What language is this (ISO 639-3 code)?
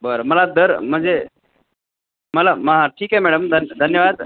mar